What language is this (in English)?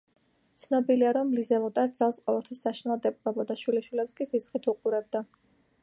Georgian